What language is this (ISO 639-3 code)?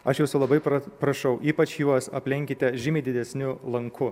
lit